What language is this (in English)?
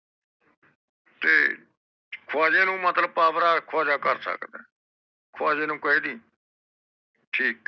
Punjabi